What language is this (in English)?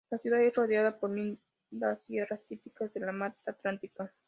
Spanish